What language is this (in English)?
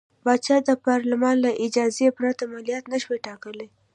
Pashto